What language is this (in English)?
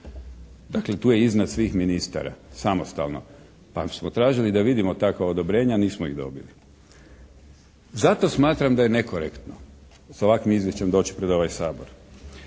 Croatian